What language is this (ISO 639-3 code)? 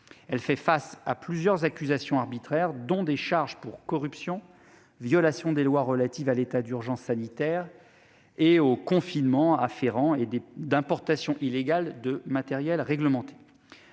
fra